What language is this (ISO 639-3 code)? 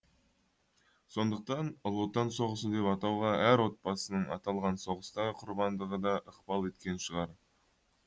kaz